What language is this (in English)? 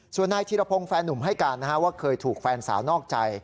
Thai